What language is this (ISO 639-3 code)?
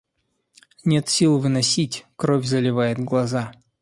rus